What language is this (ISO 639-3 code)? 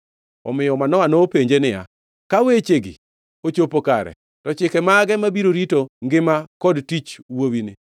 luo